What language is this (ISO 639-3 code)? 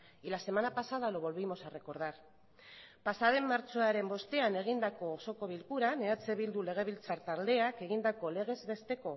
eus